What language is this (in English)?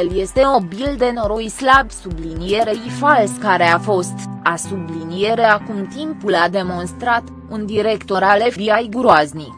Romanian